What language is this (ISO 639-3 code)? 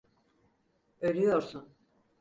tur